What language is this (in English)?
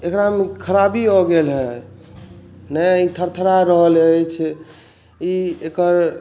Maithili